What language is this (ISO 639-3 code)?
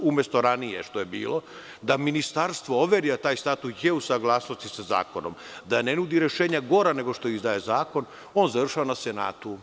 srp